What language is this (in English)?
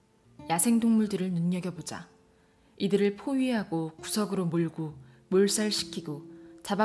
Korean